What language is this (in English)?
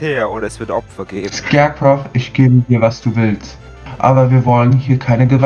German